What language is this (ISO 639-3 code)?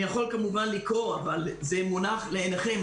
heb